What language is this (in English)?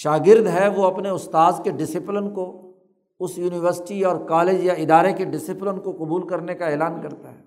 Urdu